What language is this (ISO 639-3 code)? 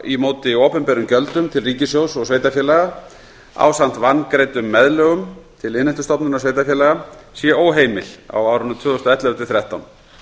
isl